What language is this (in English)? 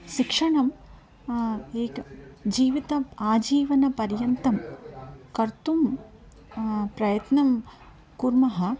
Sanskrit